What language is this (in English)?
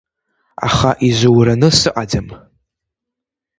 Abkhazian